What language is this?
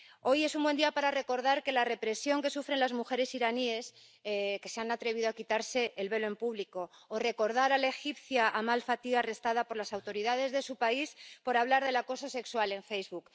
Spanish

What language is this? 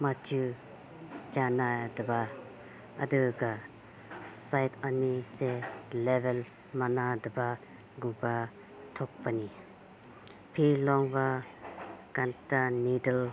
Manipuri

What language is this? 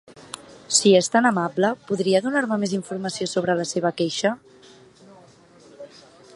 Catalan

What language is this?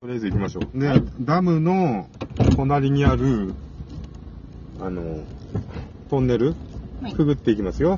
Japanese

